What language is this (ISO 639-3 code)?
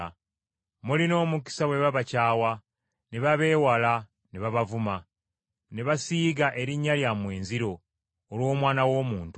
lug